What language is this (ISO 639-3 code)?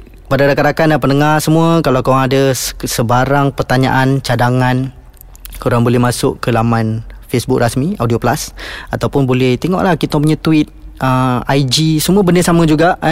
msa